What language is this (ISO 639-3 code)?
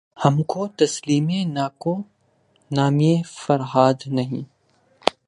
urd